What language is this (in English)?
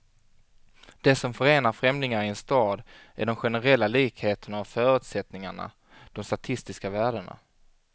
Swedish